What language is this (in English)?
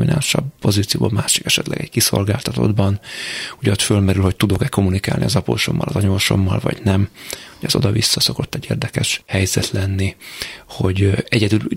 Hungarian